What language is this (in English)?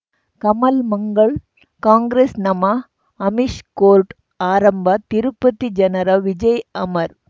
Kannada